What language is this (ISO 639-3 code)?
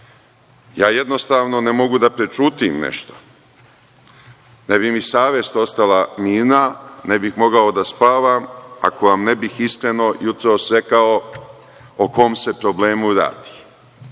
srp